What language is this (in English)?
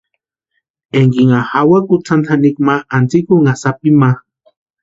Western Highland Purepecha